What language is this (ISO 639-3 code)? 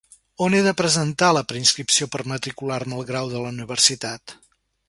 cat